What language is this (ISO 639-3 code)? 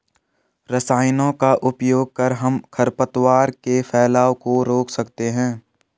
hin